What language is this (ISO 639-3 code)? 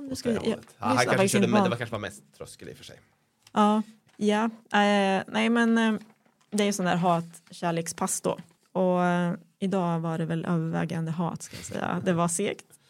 swe